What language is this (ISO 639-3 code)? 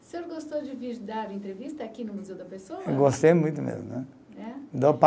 por